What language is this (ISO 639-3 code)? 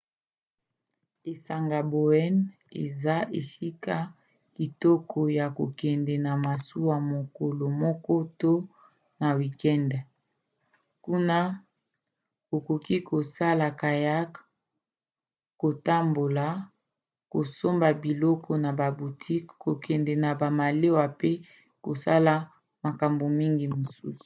lin